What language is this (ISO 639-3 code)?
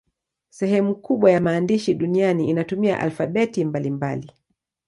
swa